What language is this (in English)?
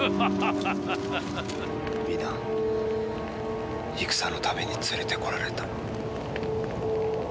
Japanese